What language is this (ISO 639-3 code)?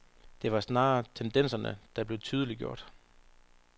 dan